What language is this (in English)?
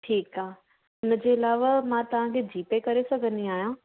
Sindhi